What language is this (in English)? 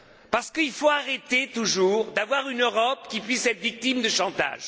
French